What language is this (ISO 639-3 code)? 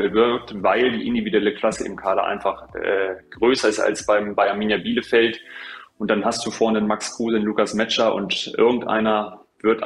deu